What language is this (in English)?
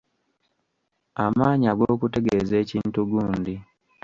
Ganda